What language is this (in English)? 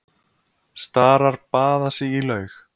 Icelandic